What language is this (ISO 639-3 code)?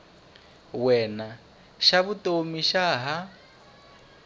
tso